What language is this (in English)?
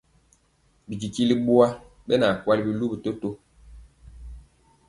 Mpiemo